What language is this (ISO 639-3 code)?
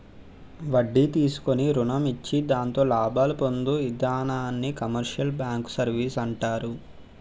tel